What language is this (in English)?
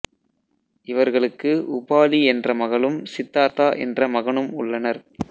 Tamil